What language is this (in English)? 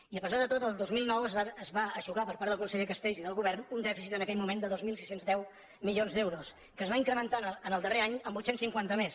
Catalan